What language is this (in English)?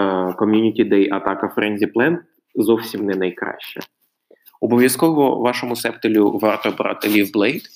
Ukrainian